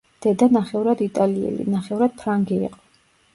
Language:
Georgian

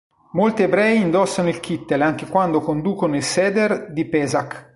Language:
Italian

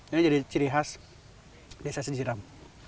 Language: Indonesian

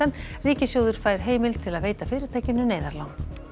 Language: Icelandic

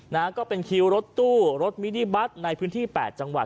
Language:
Thai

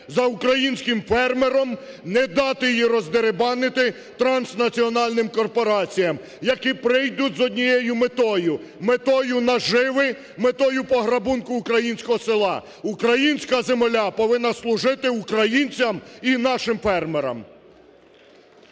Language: Ukrainian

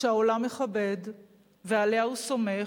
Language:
Hebrew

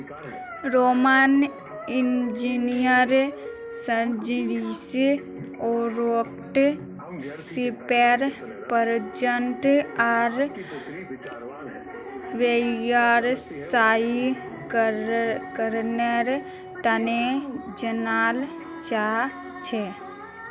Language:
Magahi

